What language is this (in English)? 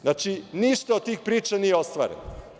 Serbian